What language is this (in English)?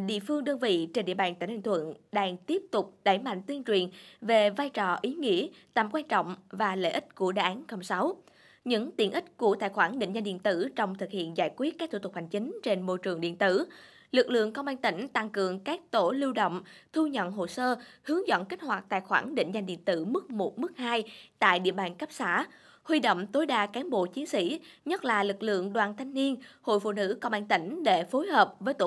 Vietnamese